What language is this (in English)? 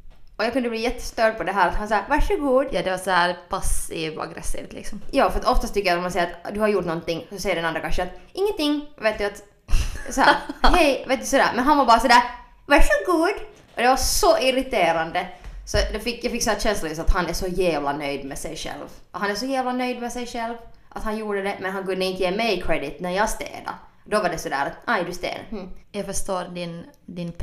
Swedish